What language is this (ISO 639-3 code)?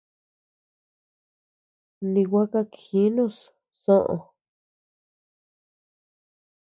cux